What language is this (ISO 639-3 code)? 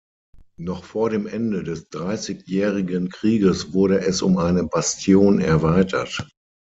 deu